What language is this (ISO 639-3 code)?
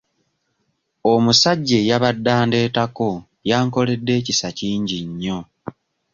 lug